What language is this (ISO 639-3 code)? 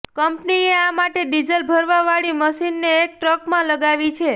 guj